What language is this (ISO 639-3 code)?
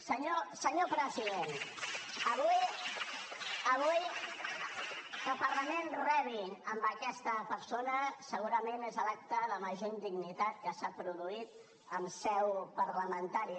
cat